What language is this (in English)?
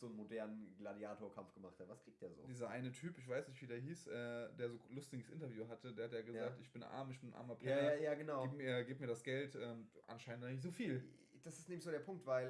German